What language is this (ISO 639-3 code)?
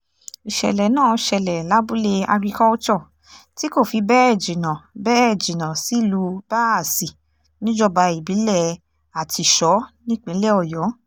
yor